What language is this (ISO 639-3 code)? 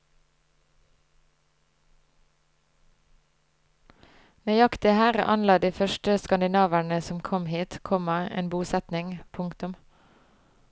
nor